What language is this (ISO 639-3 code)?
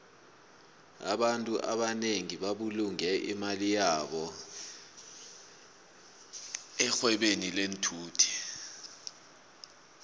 nbl